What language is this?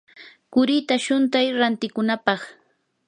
Yanahuanca Pasco Quechua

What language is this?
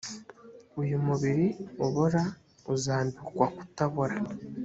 Kinyarwanda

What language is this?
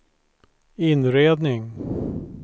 Swedish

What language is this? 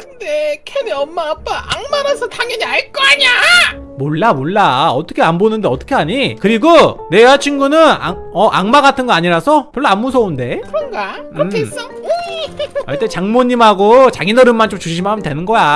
Korean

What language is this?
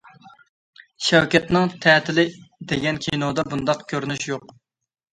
Uyghur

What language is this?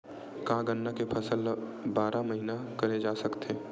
Chhattisgarhi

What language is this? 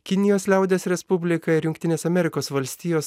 Lithuanian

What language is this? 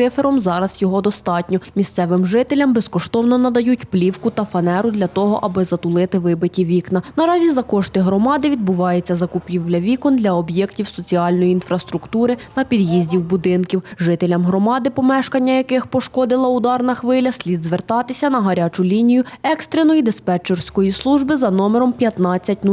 Ukrainian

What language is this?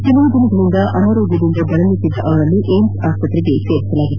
Kannada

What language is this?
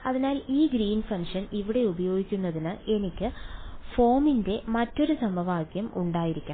Malayalam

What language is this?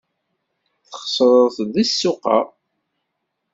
Kabyle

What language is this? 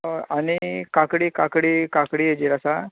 Konkani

